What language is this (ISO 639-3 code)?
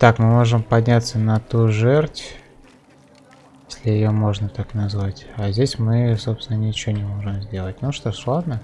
rus